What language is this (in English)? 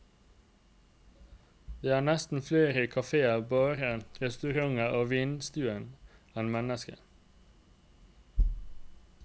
Norwegian